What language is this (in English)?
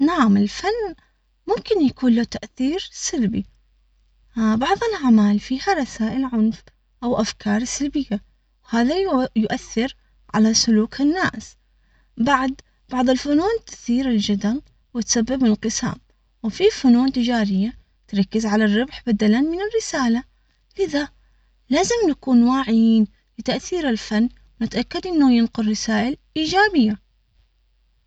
Omani Arabic